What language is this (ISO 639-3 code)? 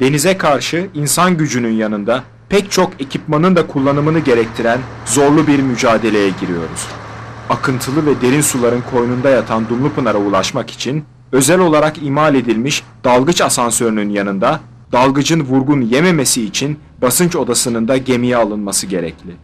tur